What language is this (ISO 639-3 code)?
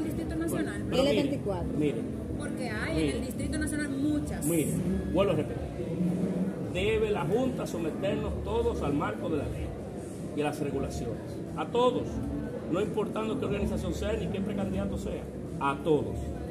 spa